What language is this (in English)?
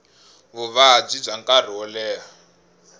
Tsonga